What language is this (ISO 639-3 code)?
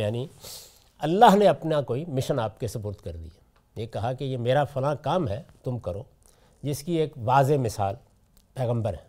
urd